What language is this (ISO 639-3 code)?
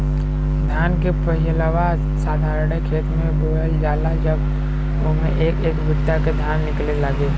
bho